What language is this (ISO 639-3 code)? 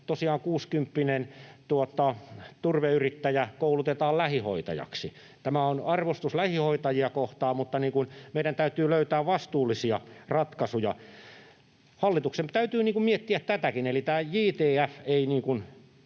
fin